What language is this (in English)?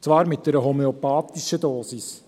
Swiss German